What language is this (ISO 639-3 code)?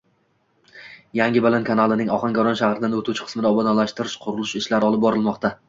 uzb